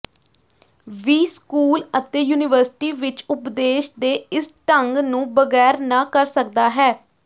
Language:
Punjabi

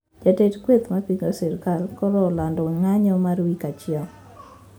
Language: Luo (Kenya and Tanzania)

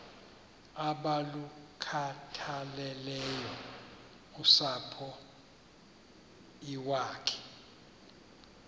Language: Xhosa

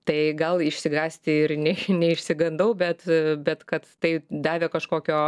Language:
Lithuanian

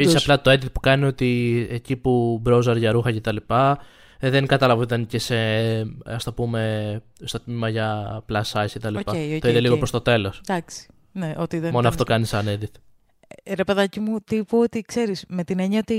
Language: Greek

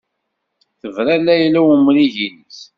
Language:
Kabyle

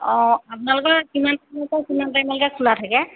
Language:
Assamese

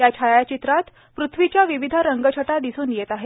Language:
Marathi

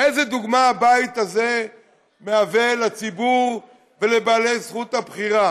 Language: Hebrew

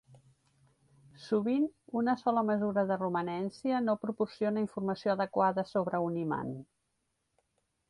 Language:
Catalan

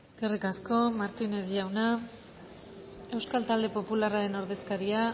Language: Basque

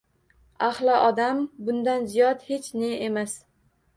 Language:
Uzbek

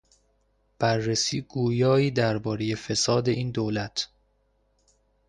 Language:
Persian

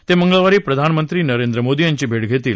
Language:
Marathi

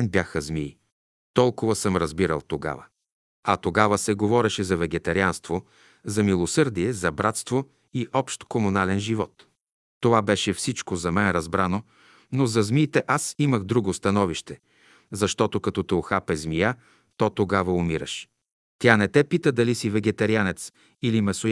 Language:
Bulgarian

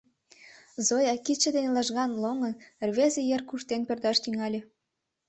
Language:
Mari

